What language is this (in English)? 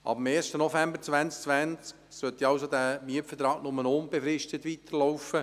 Swiss German